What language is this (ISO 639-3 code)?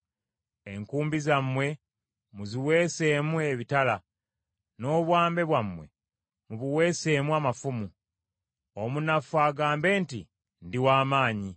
lug